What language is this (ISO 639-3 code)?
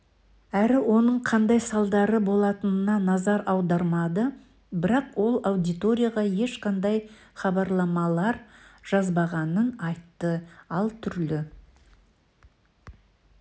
kaz